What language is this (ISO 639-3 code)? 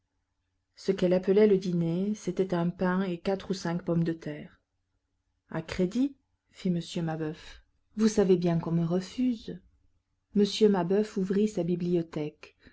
fra